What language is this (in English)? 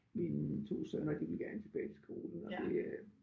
Danish